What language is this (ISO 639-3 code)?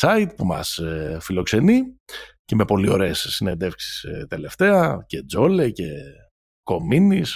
ell